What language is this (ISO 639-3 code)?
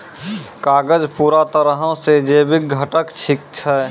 mai